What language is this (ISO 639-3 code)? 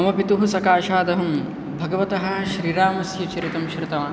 san